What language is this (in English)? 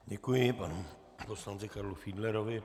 Czech